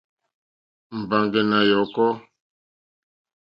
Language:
Mokpwe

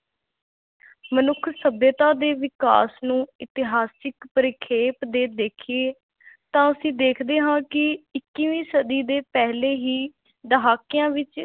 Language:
Punjabi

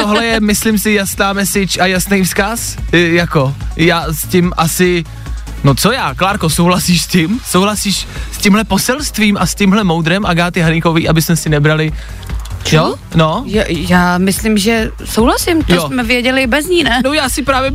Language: Czech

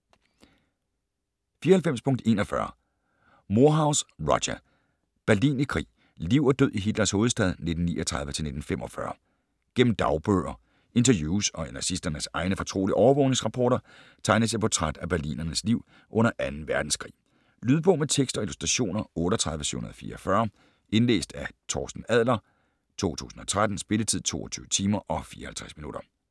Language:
Danish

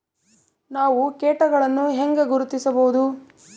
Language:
Kannada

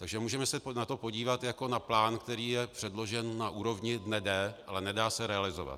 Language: Czech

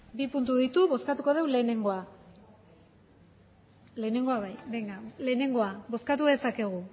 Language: Basque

